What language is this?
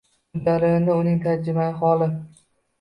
Uzbek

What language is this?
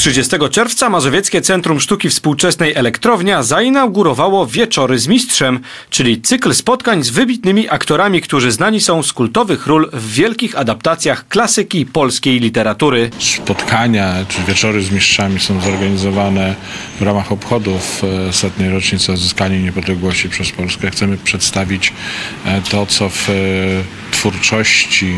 Polish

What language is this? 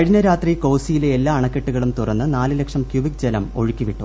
Malayalam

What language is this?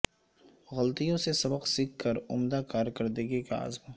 Urdu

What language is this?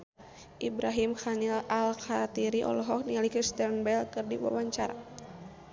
Sundanese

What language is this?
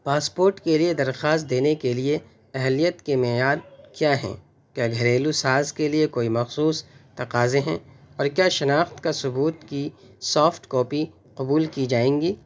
Urdu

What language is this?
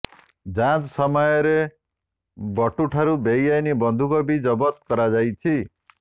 Odia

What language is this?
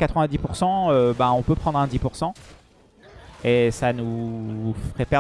French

